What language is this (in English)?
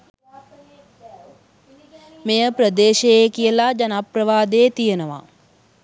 Sinhala